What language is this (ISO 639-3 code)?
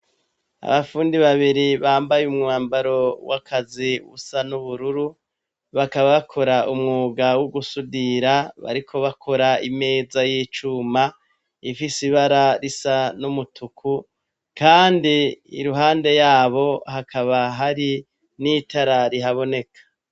run